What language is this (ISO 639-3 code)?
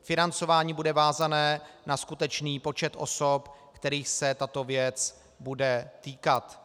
ces